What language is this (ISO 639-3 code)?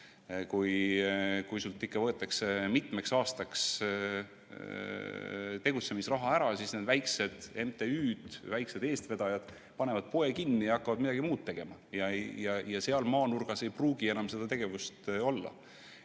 est